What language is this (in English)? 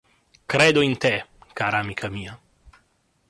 Italian